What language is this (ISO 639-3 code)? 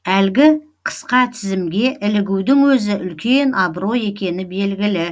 kaz